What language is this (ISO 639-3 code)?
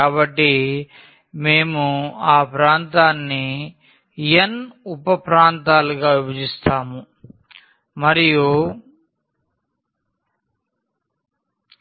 tel